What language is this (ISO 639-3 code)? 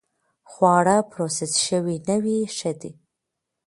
pus